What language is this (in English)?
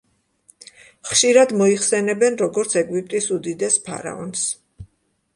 Georgian